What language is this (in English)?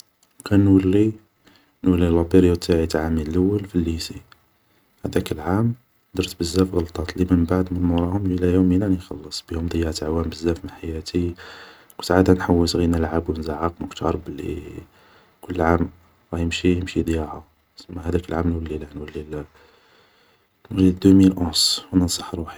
Algerian Arabic